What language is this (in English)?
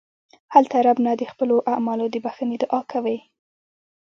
Pashto